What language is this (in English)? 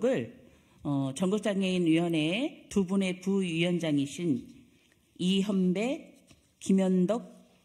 Korean